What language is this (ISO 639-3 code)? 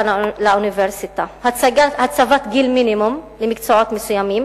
heb